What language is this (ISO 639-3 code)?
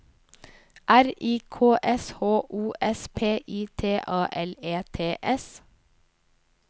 nor